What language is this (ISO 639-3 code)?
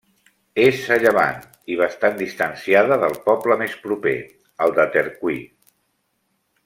cat